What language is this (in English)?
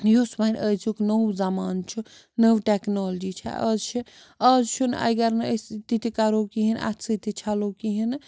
Kashmiri